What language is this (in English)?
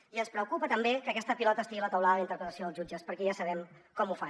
Catalan